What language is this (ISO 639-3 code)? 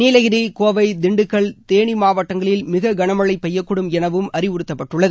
tam